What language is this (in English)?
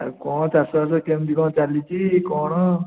Odia